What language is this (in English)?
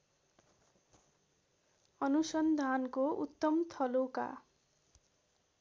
Nepali